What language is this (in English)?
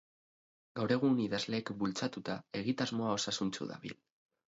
Basque